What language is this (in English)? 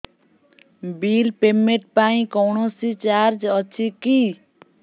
Odia